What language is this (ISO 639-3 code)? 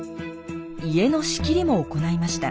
jpn